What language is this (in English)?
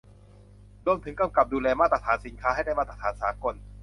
Thai